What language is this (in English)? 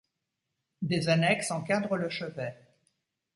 French